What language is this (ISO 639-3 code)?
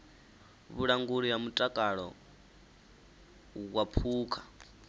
ven